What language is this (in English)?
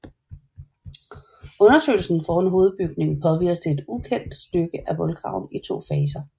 Danish